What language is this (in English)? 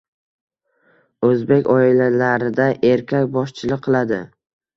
Uzbek